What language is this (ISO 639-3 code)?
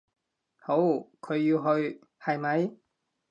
yue